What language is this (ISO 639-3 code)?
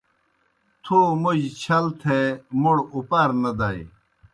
plk